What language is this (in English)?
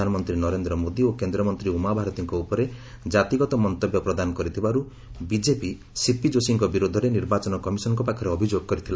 Odia